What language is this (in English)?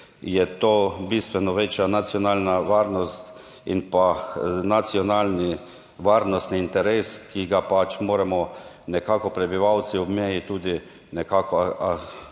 Slovenian